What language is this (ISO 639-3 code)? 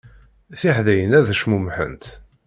kab